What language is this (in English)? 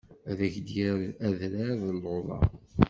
Kabyle